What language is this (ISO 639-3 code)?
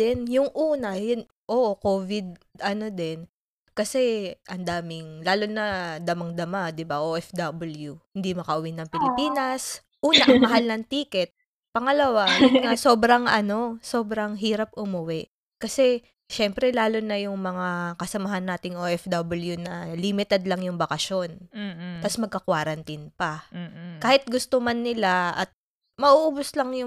fil